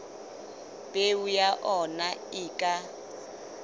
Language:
Southern Sotho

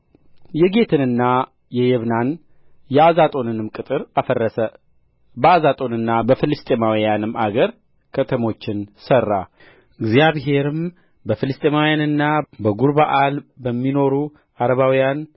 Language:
Amharic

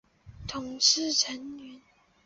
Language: Chinese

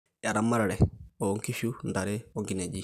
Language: Masai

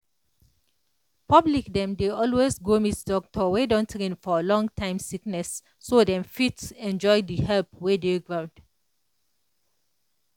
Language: Nigerian Pidgin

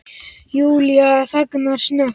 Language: Icelandic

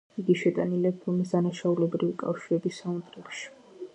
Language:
Georgian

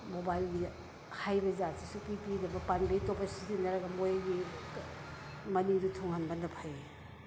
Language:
Manipuri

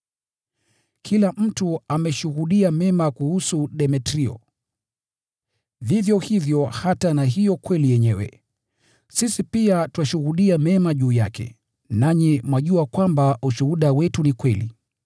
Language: Swahili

